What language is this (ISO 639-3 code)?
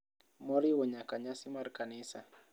luo